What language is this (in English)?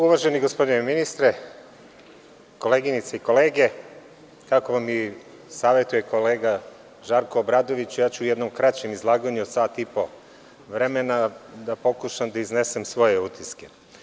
Serbian